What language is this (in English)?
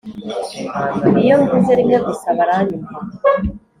Kinyarwanda